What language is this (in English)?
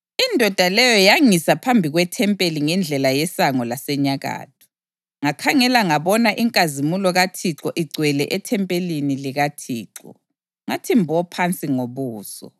North Ndebele